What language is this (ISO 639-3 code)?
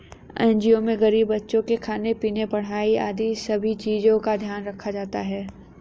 hin